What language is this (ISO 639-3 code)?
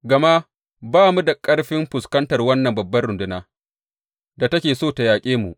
hau